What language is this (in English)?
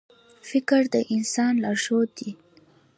Pashto